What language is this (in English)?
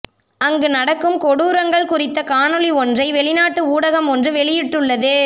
Tamil